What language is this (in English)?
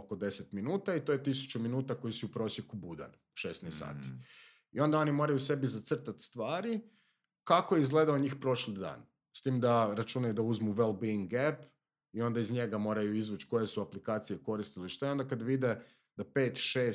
Croatian